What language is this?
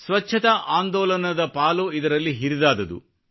Kannada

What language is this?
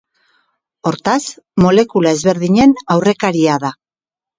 Basque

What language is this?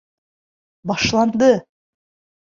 Bashkir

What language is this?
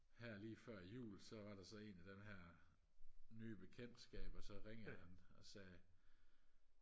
Danish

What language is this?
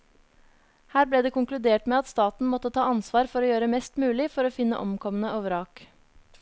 Norwegian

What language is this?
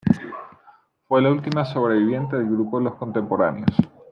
Spanish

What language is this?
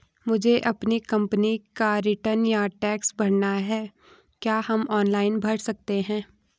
Hindi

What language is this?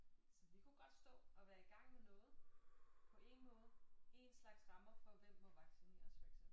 Danish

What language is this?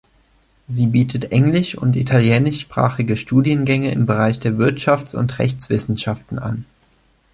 German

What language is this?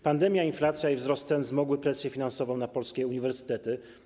Polish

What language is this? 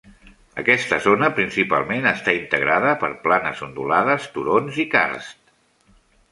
Catalan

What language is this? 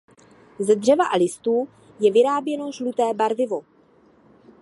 Czech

